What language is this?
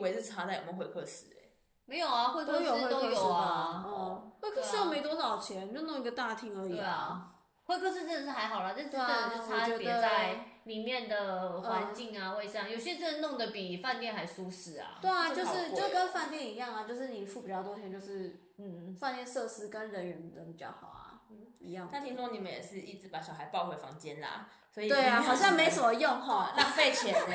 Chinese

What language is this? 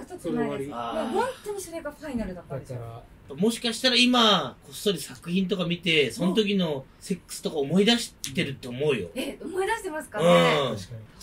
Japanese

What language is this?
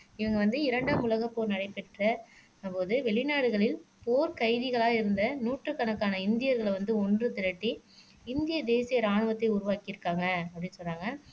Tamil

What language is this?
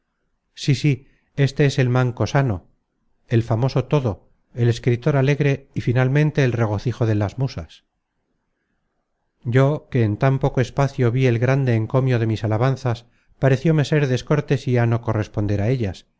Spanish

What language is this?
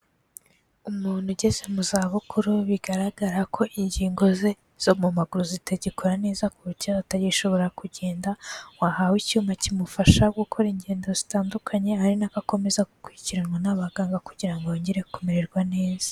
Kinyarwanda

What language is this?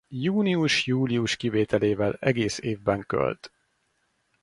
Hungarian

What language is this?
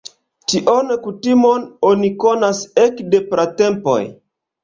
Esperanto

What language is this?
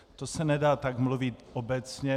Czech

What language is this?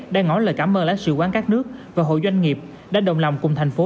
Vietnamese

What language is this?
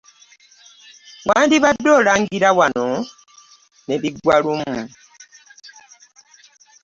Ganda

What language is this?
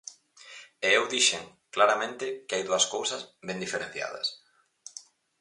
Galician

